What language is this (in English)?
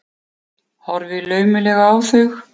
Icelandic